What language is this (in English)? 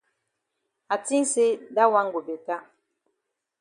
Cameroon Pidgin